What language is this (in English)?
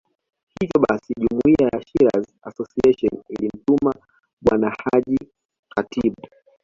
Swahili